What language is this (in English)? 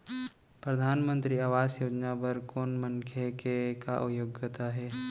Chhattisgarhi